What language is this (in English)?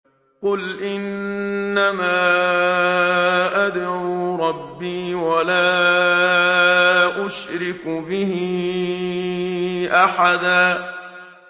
Arabic